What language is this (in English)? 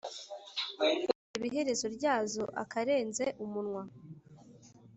Kinyarwanda